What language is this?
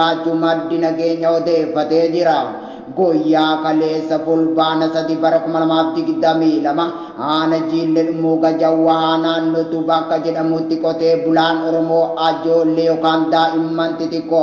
Indonesian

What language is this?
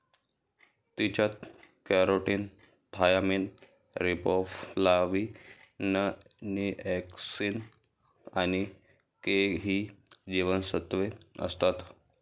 Marathi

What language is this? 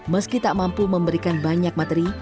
Indonesian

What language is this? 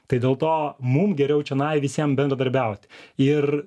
Lithuanian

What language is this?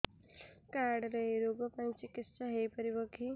Odia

